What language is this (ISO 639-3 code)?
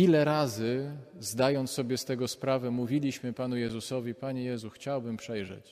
pol